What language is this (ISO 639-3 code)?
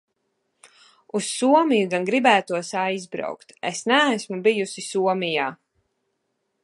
lav